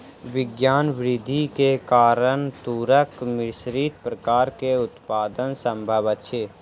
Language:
Maithili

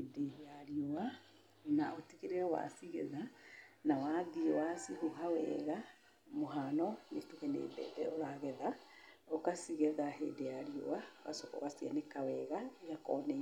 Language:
Kikuyu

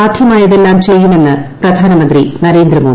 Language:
Malayalam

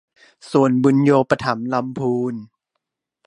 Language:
Thai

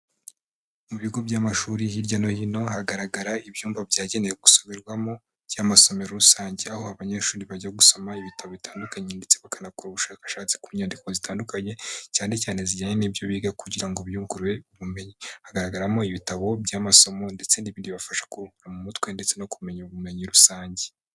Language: Kinyarwanda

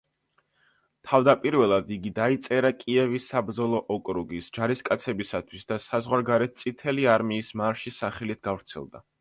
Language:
Georgian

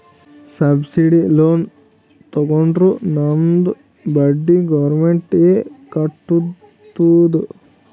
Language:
Kannada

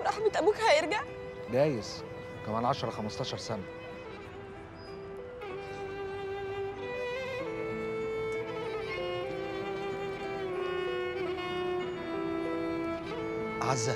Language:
Arabic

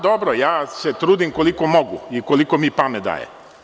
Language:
Serbian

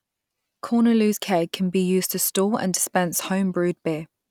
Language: English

